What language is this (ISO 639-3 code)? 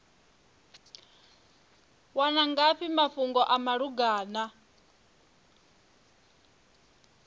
ven